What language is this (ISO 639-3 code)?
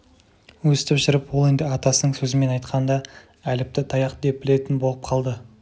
kaz